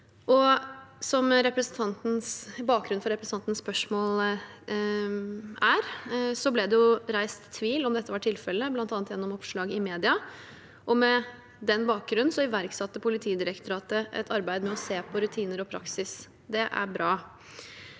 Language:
Norwegian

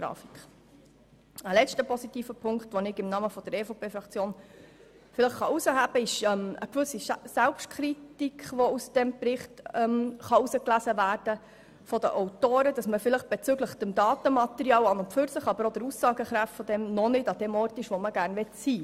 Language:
Swiss German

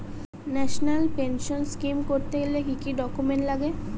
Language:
Bangla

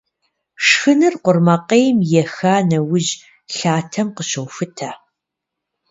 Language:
Kabardian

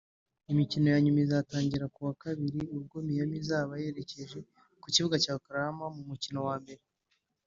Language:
Kinyarwanda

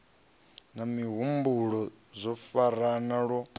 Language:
Venda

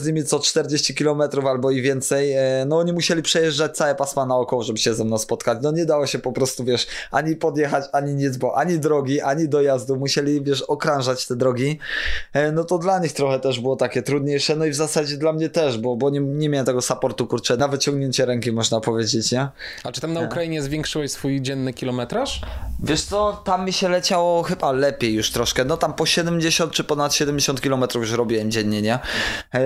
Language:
Polish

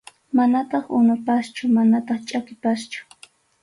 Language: Arequipa-La Unión Quechua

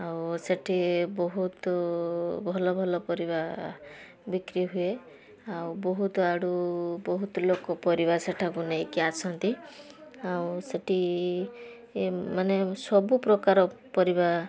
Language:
Odia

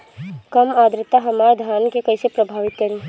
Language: Bhojpuri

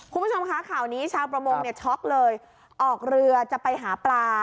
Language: Thai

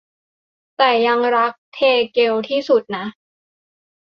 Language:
Thai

